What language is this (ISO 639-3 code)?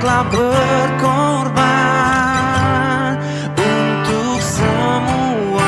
ind